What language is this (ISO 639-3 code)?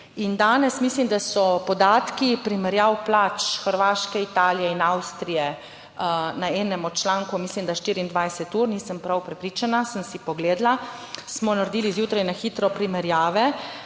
slv